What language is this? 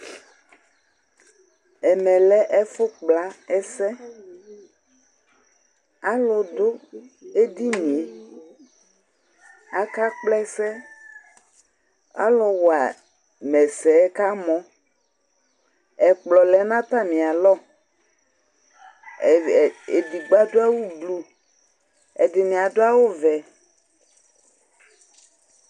Ikposo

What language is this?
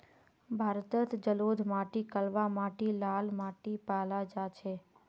Magahi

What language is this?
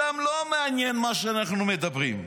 Hebrew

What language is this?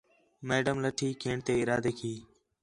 Khetrani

